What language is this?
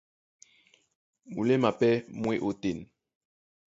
Duala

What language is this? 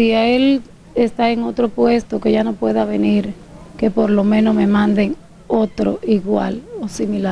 Spanish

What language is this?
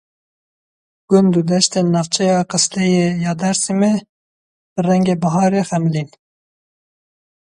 Kurdish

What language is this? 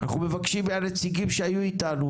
Hebrew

